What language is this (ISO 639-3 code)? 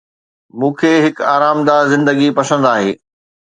snd